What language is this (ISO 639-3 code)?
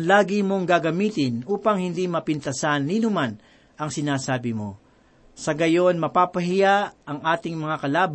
fil